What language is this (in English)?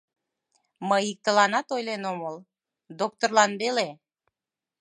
Mari